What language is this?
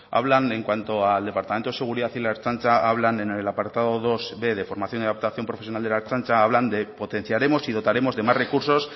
Spanish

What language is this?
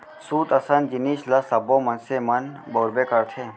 Chhattisgarhi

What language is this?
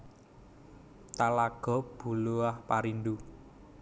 Javanese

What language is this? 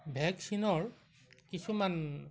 Assamese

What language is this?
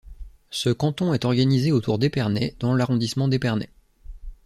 French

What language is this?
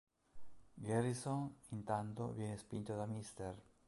Italian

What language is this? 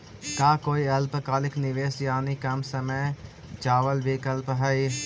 Magahi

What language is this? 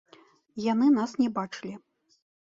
Belarusian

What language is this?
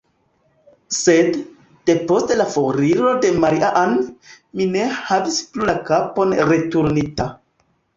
Esperanto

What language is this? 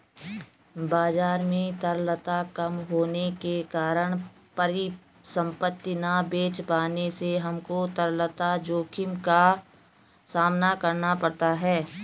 Hindi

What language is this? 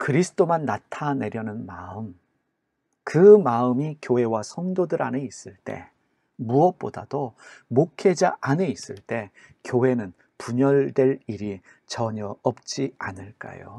Korean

